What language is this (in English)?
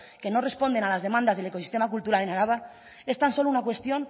Spanish